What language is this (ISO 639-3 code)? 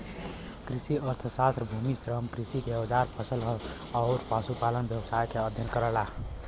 bho